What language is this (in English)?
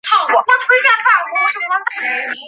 Chinese